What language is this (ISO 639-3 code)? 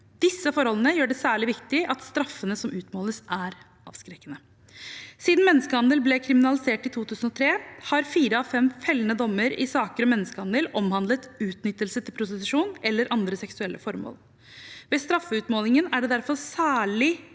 nor